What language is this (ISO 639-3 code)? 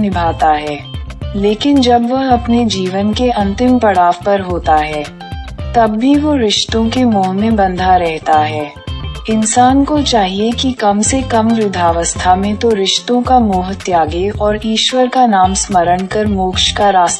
hin